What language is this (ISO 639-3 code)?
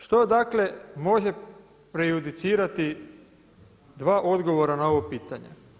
hrv